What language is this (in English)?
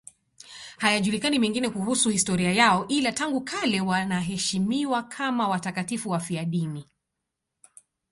Swahili